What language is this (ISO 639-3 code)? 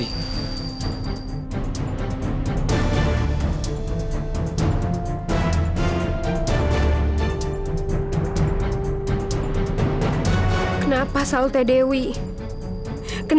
ind